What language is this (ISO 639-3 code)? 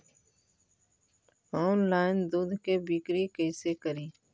mag